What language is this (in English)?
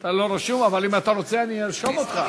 Hebrew